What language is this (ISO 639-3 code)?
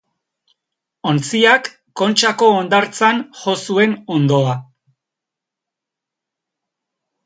eus